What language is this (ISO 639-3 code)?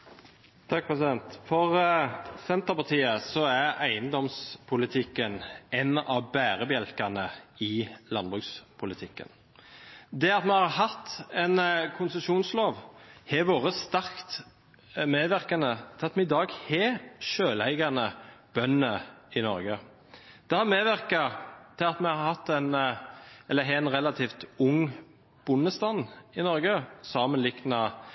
nor